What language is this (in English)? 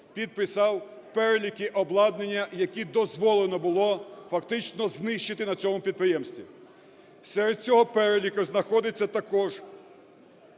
Ukrainian